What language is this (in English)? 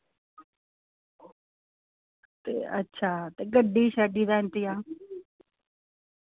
Dogri